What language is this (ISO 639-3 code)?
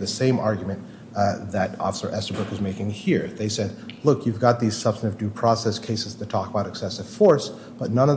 eng